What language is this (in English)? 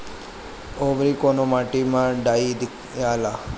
Bhojpuri